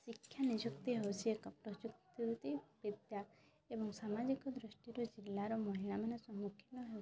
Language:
Odia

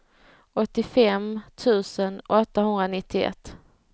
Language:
Swedish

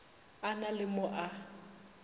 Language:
Northern Sotho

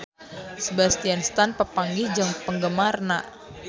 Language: Sundanese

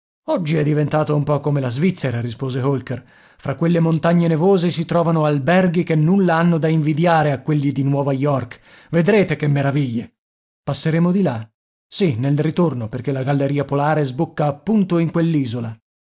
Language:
Italian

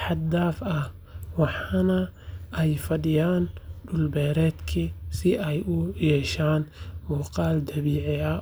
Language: Somali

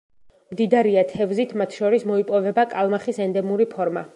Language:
Georgian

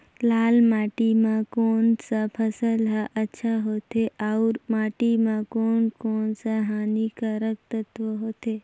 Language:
Chhattisgarhi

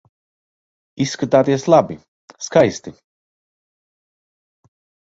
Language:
Latvian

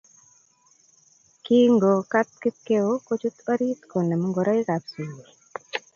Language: Kalenjin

